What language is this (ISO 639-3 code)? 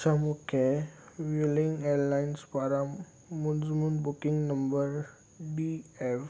snd